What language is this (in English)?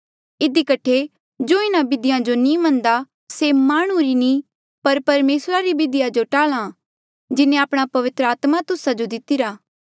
Mandeali